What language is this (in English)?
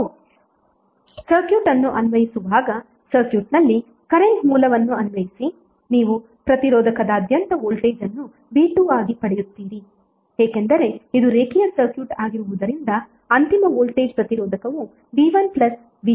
Kannada